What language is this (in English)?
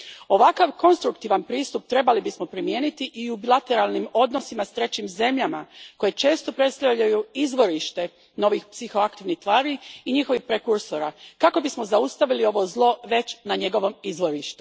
Croatian